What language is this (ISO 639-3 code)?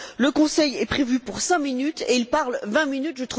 fra